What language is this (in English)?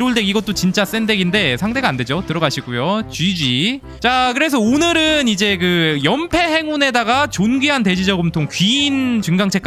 Korean